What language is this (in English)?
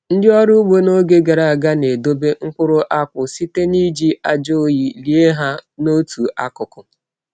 Igbo